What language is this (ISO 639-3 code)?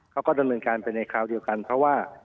tha